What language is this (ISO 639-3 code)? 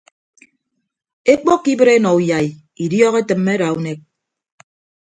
ibb